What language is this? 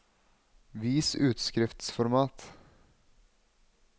Norwegian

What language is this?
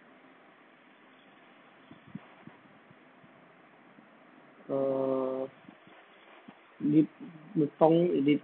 Thai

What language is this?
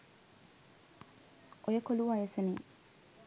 Sinhala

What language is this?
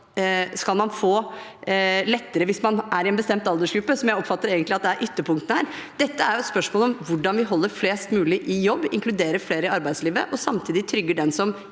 Norwegian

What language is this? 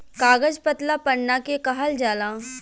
Bhojpuri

